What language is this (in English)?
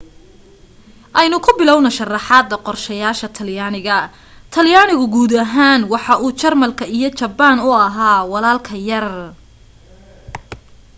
Somali